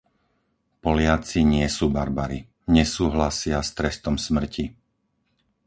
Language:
Slovak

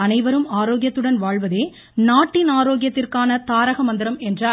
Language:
Tamil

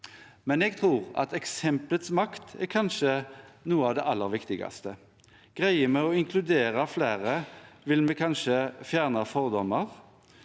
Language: Norwegian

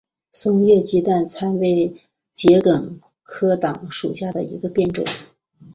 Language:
Chinese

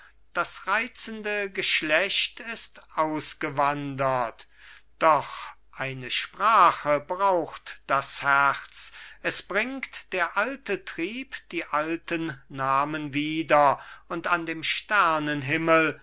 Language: German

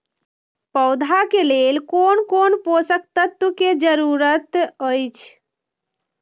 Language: Maithili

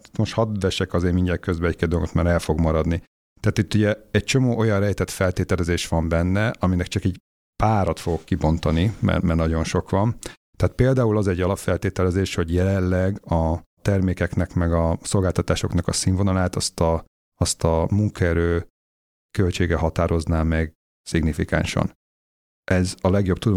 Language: Hungarian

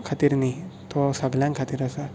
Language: Konkani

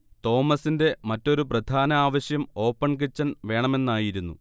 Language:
Malayalam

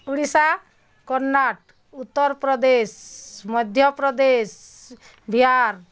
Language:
Odia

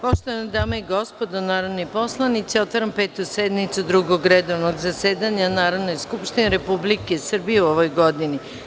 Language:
Serbian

